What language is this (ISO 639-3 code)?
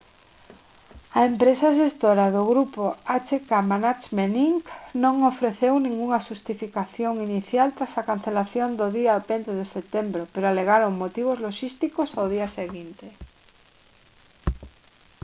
glg